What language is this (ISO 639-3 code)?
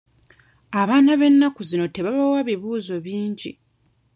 lug